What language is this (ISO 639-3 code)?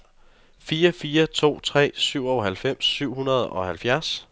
dan